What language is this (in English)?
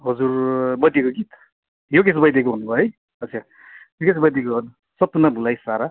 Nepali